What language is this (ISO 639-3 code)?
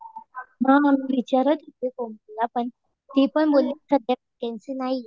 mar